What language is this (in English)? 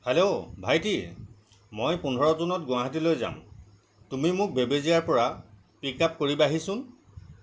Assamese